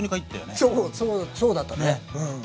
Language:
Japanese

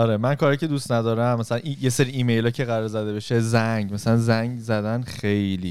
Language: Persian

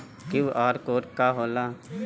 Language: Bhojpuri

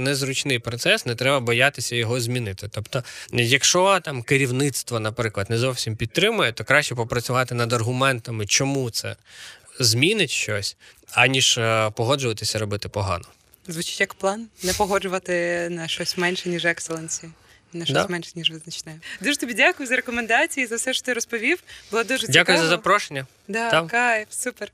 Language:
Ukrainian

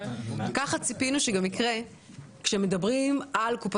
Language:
Hebrew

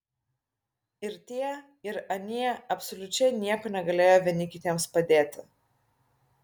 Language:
Lithuanian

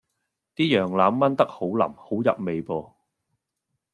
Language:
Cantonese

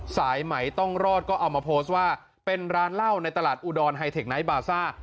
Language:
Thai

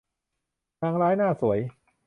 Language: Thai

